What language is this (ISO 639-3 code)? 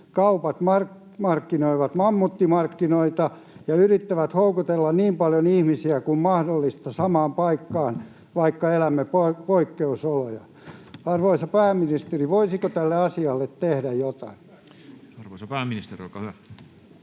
fin